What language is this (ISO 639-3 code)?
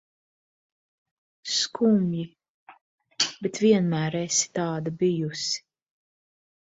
lav